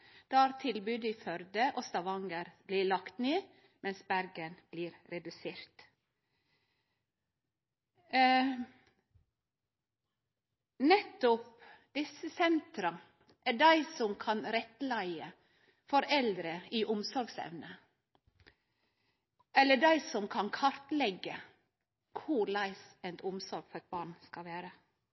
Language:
Norwegian Nynorsk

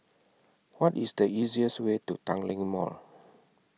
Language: English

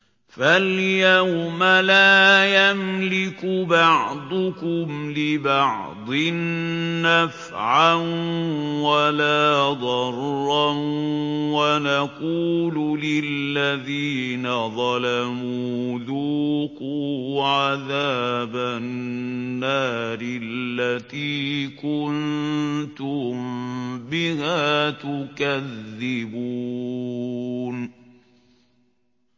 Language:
Arabic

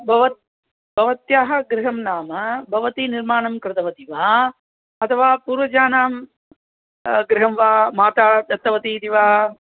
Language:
Sanskrit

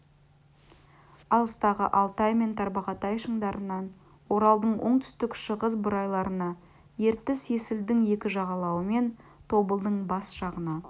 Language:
Kazakh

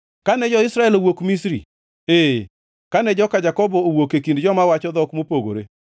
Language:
Luo (Kenya and Tanzania)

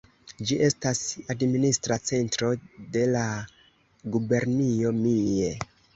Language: Esperanto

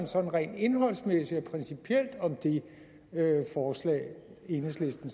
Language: Danish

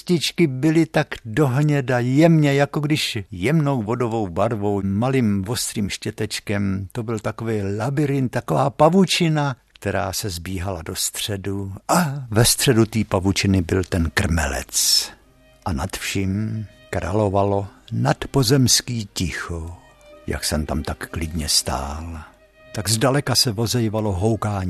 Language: Czech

